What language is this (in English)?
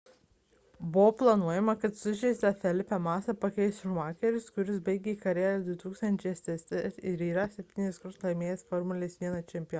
Lithuanian